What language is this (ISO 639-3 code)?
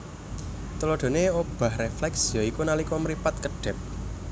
jav